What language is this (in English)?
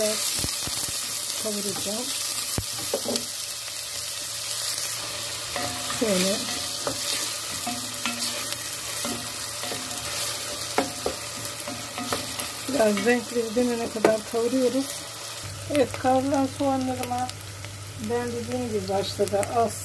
Turkish